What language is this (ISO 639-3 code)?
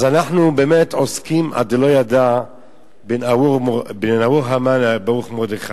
heb